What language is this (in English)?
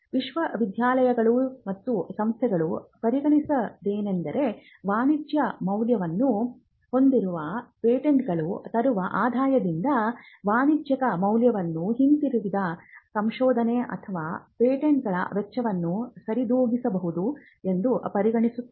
Kannada